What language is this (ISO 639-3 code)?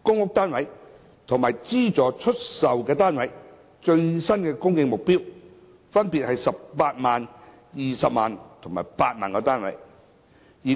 yue